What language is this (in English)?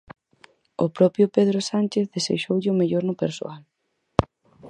Galician